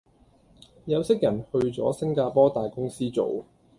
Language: Cantonese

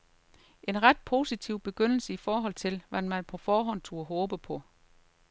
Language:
Danish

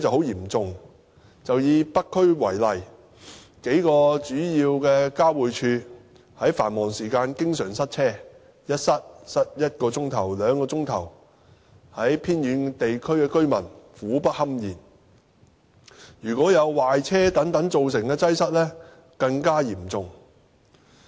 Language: Cantonese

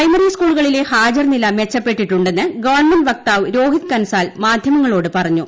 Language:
Malayalam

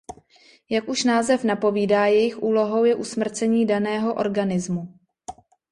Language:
Czech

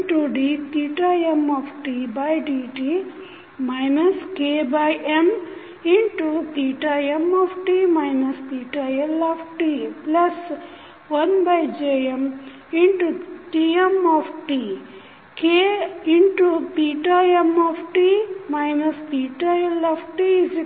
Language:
Kannada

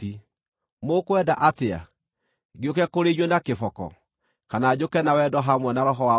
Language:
Kikuyu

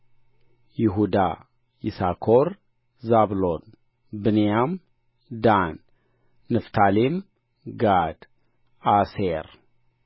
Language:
Amharic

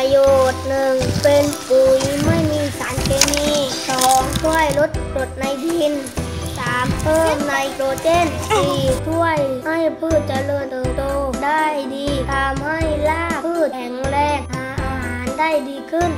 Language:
Thai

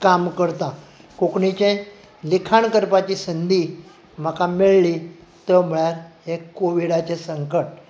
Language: Konkani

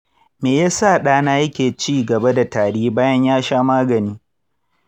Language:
Hausa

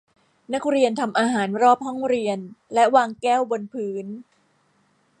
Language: Thai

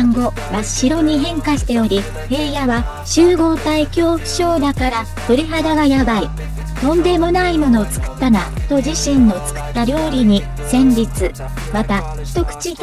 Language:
Japanese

